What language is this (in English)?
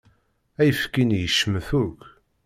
Kabyle